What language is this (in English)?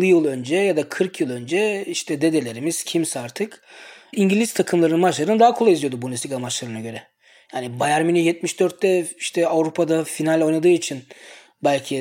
Turkish